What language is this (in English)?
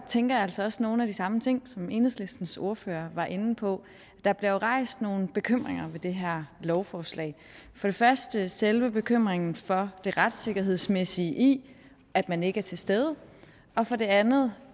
Danish